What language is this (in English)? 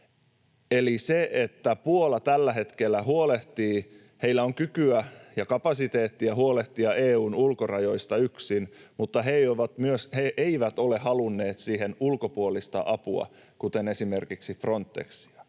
Finnish